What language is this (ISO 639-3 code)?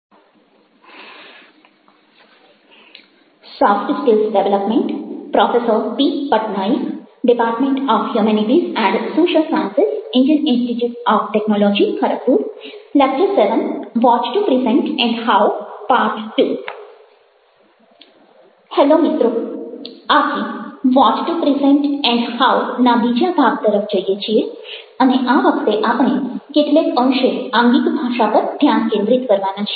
guj